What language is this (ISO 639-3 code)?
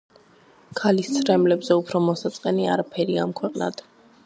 kat